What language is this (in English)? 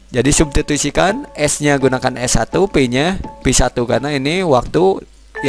Indonesian